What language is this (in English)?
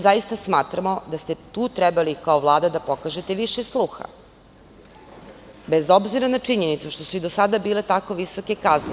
Serbian